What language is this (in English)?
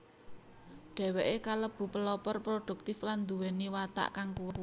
Javanese